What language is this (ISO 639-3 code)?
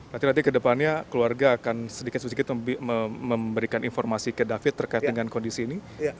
ind